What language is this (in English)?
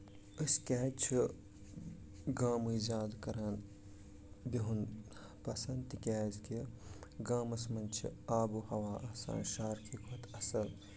Kashmiri